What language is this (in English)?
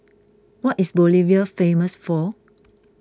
English